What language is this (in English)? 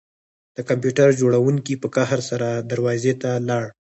Pashto